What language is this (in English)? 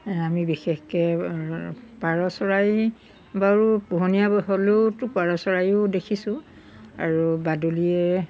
Assamese